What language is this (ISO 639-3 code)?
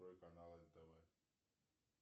rus